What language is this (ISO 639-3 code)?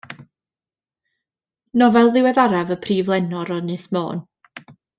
cym